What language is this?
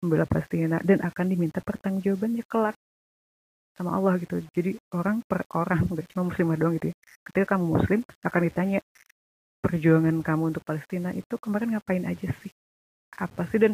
Indonesian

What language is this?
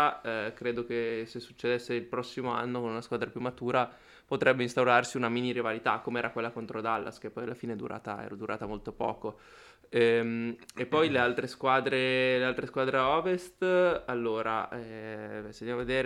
Italian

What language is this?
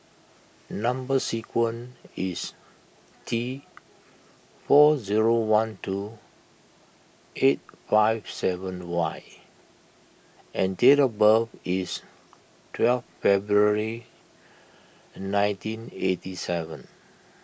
English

